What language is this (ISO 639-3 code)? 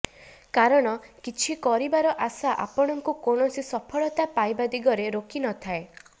ori